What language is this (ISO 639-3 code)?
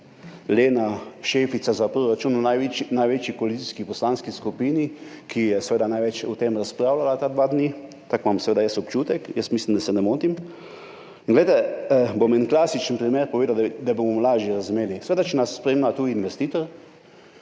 slv